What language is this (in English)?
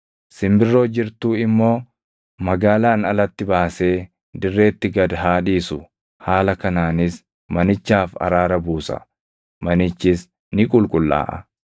Oromo